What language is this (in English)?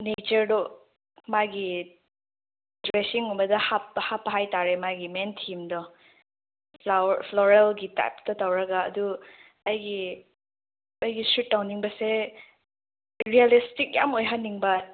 Manipuri